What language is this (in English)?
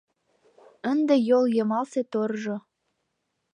Mari